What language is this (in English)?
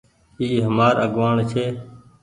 Goaria